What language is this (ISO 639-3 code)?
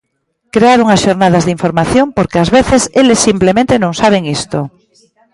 glg